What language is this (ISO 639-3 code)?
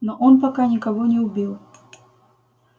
rus